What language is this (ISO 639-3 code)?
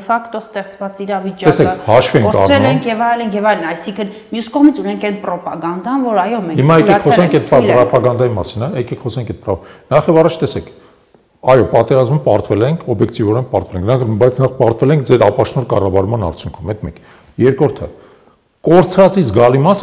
tur